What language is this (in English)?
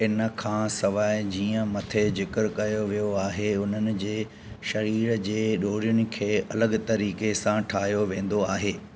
Sindhi